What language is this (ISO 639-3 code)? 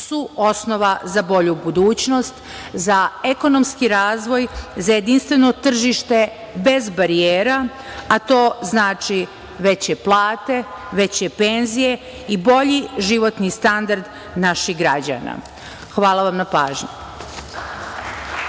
srp